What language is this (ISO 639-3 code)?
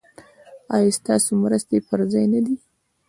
pus